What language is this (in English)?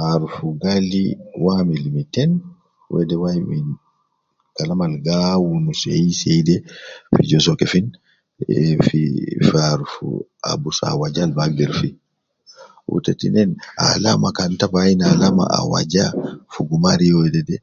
Nubi